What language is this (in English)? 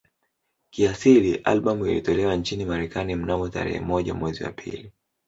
Swahili